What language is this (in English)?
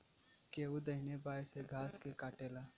Bhojpuri